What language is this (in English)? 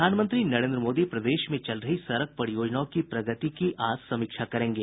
Hindi